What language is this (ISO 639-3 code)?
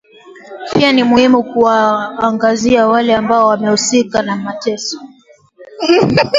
swa